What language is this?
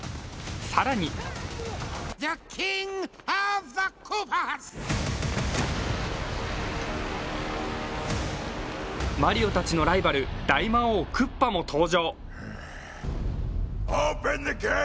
Japanese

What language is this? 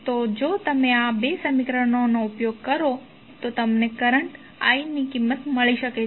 Gujarati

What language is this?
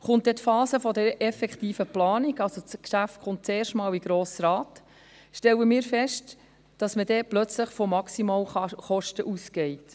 Swiss German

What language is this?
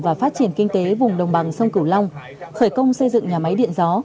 Vietnamese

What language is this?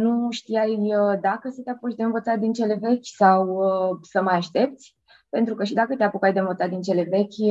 Romanian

